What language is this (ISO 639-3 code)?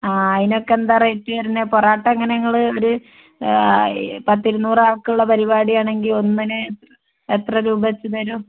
mal